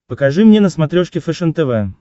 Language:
Russian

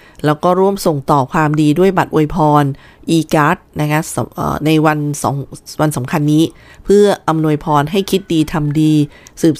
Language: Thai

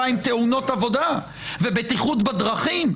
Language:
Hebrew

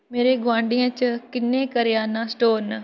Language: Dogri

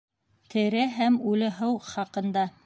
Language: Bashkir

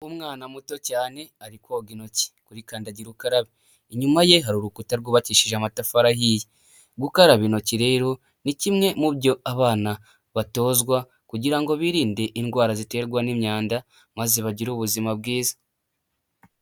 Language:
Kinyarwanda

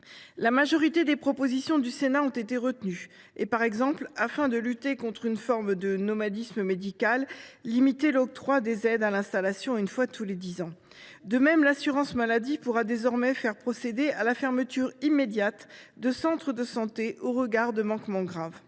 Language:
French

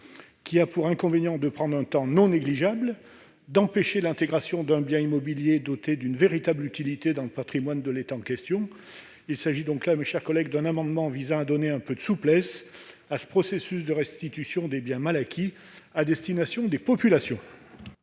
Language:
French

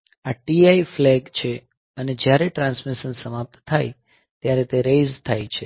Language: Gujarati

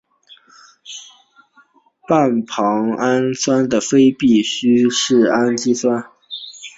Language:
Chinese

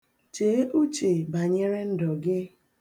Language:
Igbo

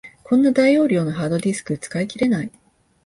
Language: Japanese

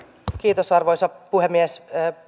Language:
Finnish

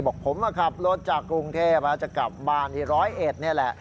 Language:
Thai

